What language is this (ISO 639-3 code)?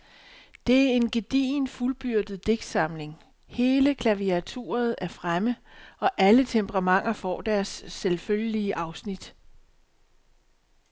dan